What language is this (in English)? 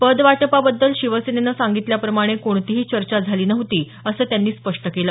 Marathi